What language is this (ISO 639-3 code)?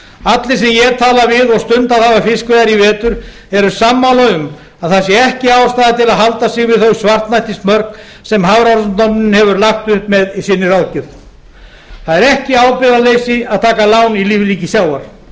isl